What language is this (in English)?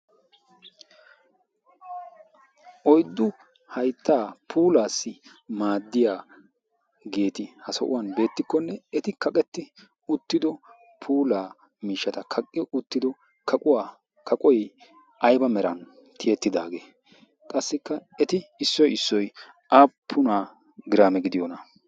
Wolaytta